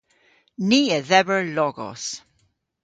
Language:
Cornish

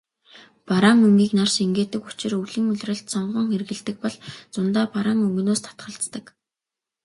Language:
Mongolian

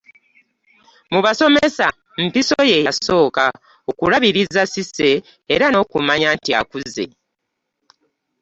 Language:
Ganda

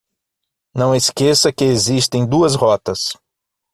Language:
Portuguese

